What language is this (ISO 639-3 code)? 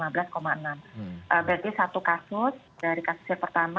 ind